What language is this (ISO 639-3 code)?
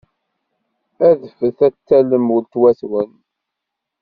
kab